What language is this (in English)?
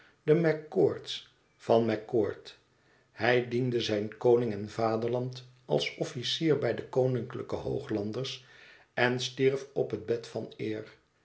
Dutch